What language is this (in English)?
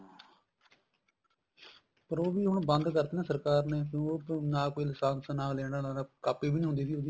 Punjabi